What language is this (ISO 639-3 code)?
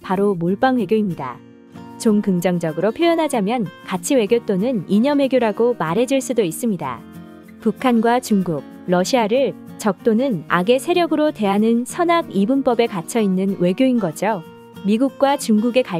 kor